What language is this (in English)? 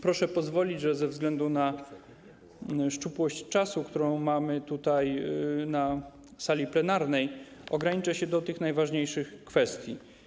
Polish